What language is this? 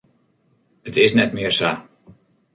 Western Frisian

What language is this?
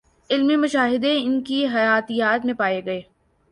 Urdu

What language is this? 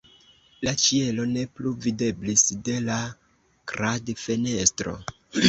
Esperanto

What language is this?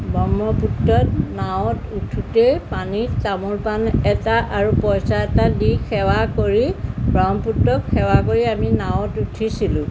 Assamese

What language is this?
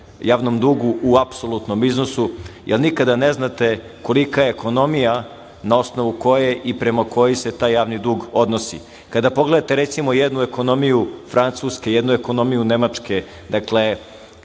Serbian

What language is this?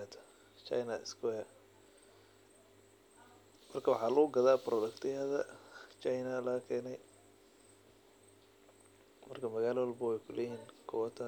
Somali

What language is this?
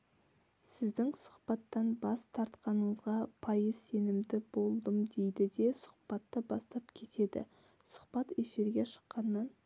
Kazakh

